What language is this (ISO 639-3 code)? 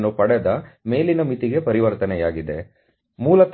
kan